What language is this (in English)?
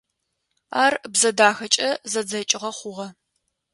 Adyghe